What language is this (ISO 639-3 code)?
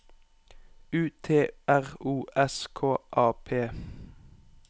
nor